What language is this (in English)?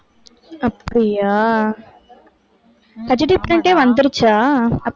Tamil